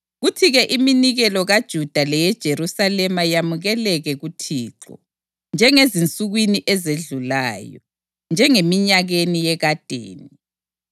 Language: North Ndebele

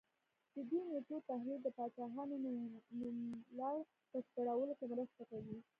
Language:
Pashto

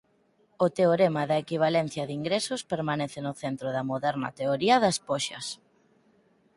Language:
Galician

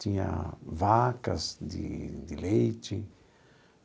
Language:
Portuguese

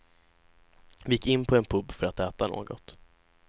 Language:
Swedish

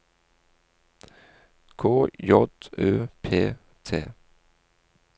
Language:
Norwegian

